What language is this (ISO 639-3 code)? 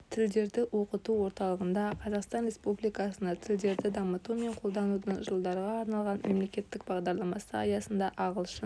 kaz